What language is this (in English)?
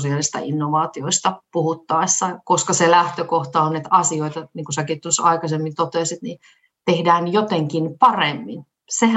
Finnish